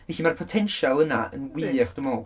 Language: Welsh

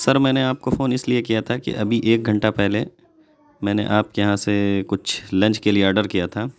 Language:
Urdu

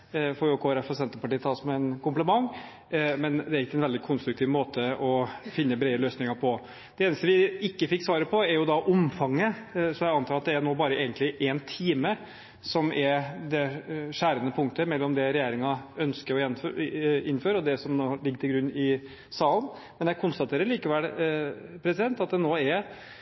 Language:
Norwegian Bokmål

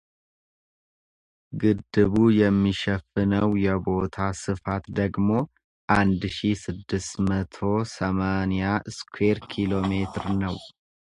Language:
Amharic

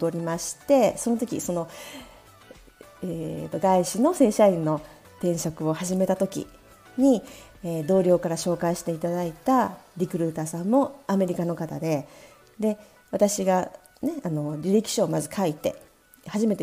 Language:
Japanese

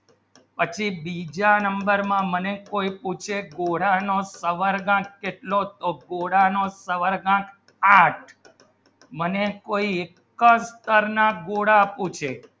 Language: Gujarati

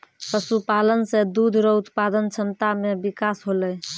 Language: Maithili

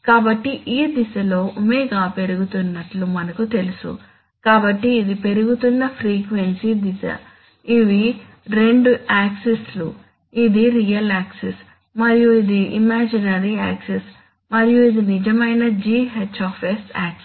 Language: Telugu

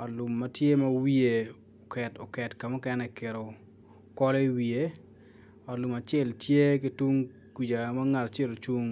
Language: Acoli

